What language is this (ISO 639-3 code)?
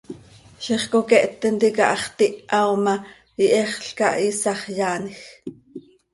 sei